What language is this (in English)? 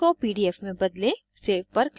Hindi